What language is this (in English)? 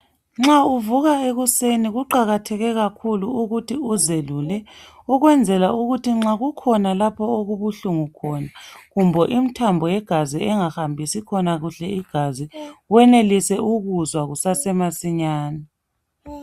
North Ndebele